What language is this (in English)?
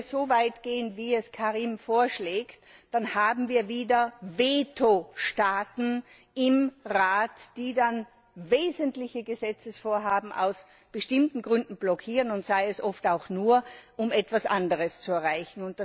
German